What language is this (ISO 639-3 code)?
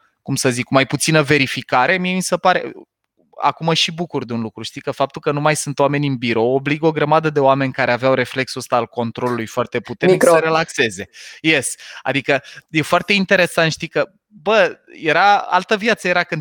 ron